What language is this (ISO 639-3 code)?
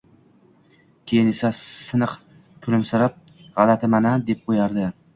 uzb